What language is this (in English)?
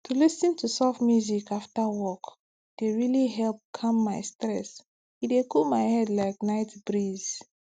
Nigerian Pidgin